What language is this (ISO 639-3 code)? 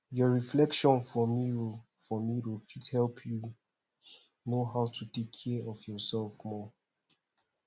pcm